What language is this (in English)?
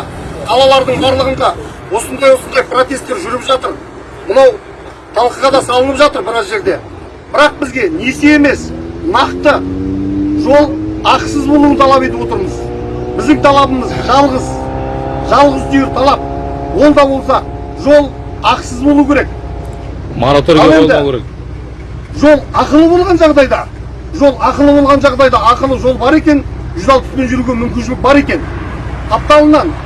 Kazakh